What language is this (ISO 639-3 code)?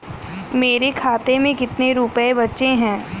hin